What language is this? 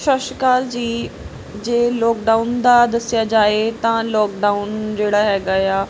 Punjabi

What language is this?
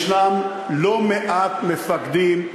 Hebrew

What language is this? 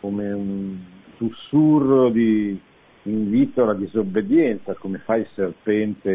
Italian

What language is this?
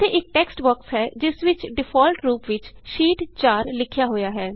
Punjabi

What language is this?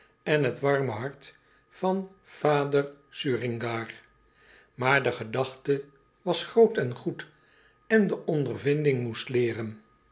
Dutch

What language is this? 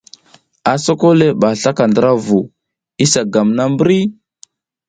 South Giziga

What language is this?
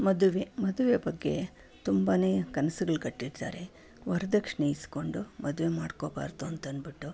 Kannada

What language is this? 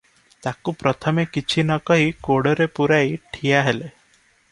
Odia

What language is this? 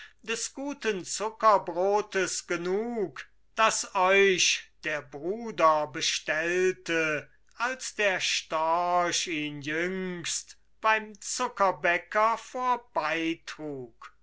German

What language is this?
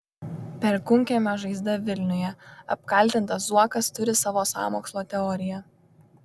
Lithuanian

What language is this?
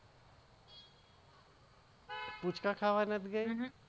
Gujarati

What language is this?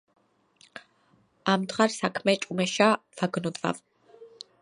Georgian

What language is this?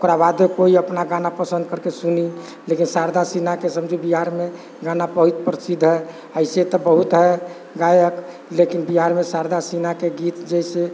Maithili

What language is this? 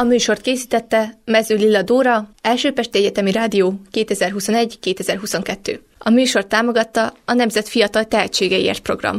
Hungarian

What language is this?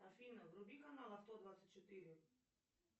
Russian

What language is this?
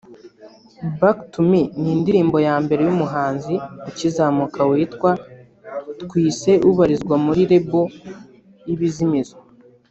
Kinyarwanda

